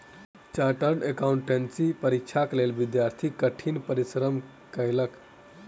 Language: Maithili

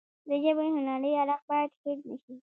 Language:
Pashto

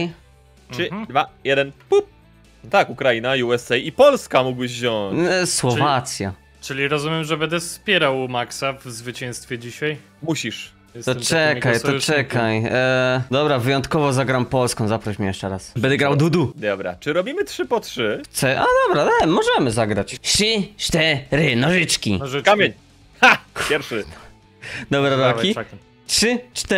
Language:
Polish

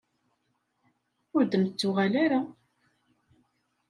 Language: Kabyle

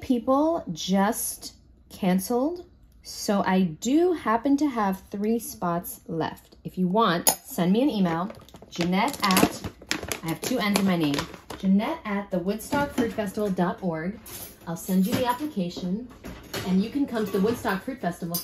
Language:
English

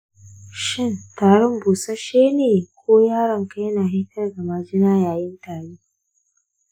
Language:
Hausa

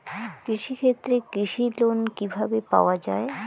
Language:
Bangla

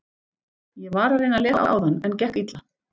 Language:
Icelandic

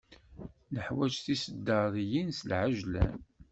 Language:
Kabyle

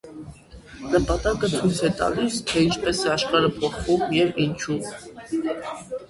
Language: Armenian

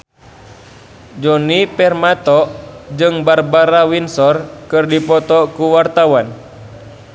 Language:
Sundanese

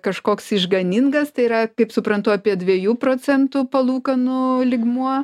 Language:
Lithuanian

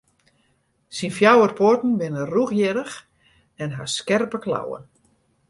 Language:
Western Frisian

